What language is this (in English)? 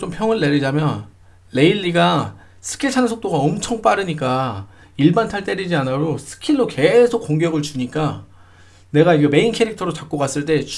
Korean